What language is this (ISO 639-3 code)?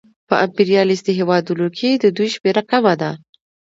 pus